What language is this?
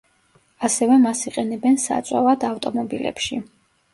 Georgian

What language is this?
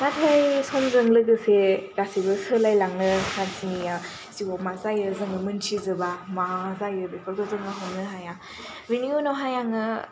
Bodo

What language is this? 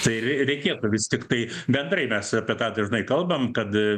Lithuanian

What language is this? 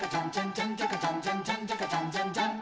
Japanese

